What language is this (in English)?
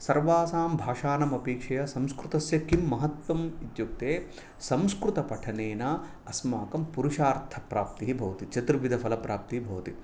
Sanskrit